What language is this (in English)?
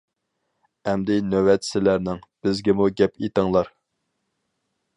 Uyghur